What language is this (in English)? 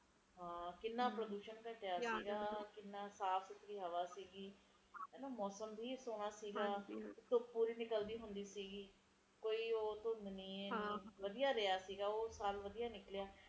Punjabi